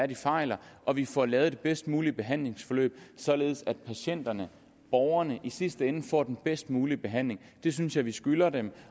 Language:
Danish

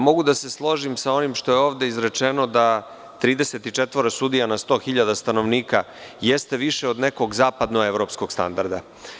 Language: Serbian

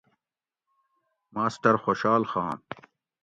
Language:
Gawri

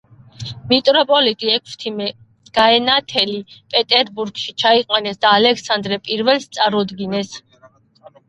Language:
Georgian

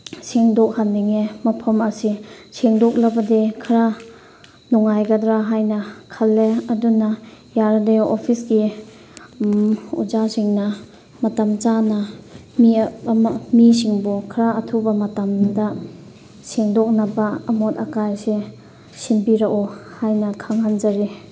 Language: Manipuri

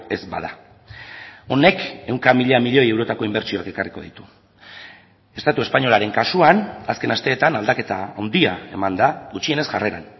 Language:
Basque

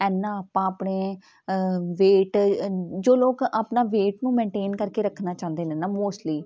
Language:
Punjabi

